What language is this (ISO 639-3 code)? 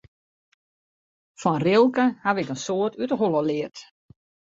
fry